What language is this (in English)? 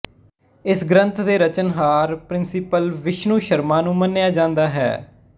Punjabi